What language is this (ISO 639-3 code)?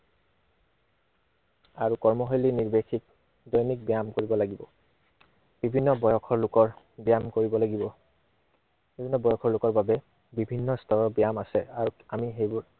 asm